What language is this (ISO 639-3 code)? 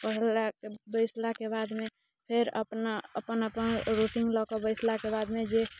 mai